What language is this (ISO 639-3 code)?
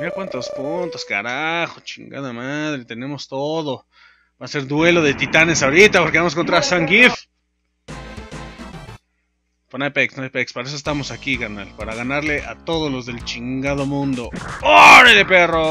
spa